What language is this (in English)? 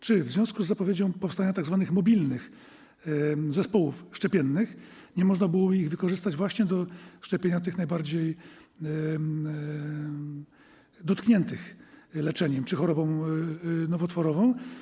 Polish